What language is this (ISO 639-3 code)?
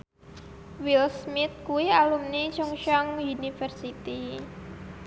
jav